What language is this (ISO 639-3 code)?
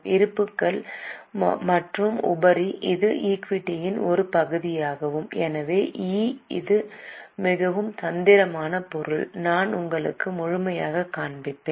tam